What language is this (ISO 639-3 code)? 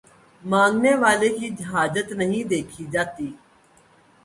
urd